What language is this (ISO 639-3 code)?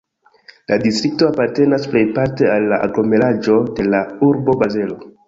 epo